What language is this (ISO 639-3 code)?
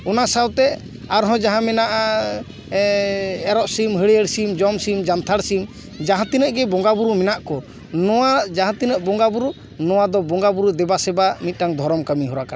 sat